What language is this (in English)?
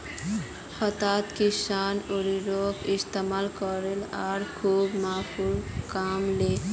Magahi